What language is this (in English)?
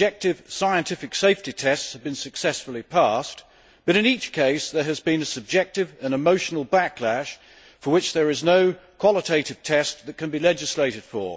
English